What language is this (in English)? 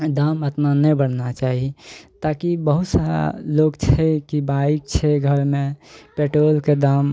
Maithili